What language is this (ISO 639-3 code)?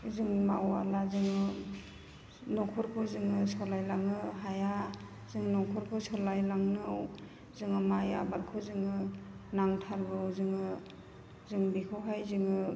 brx